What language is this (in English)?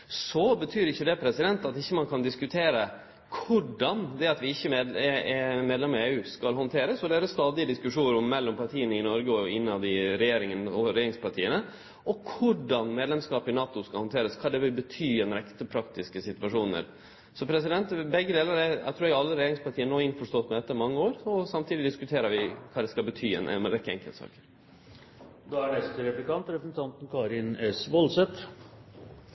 Norwegian